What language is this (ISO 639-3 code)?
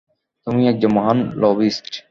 ben